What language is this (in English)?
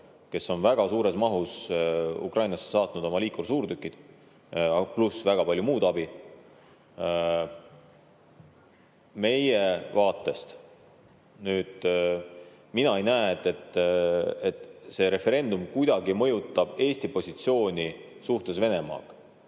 Estonian